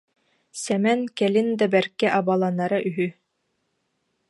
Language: Yakut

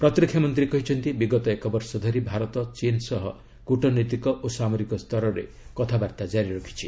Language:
Odia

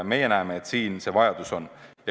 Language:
Estonian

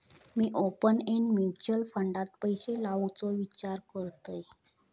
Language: Marathi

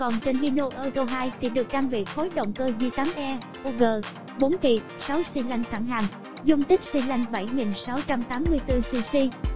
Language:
Vietnamese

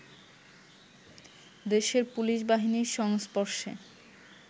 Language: Bangla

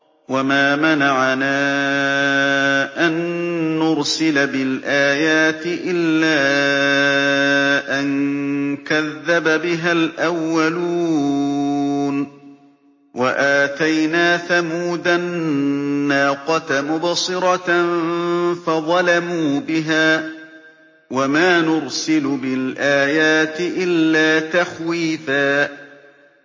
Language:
Arabic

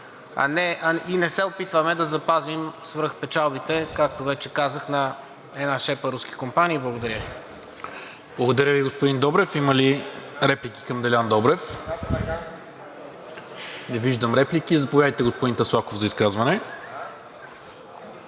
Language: Bulgarian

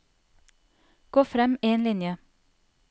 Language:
Norwegian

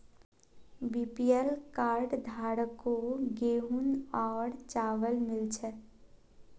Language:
Magahi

